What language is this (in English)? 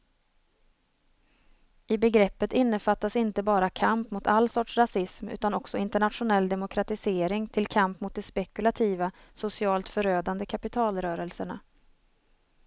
Swedish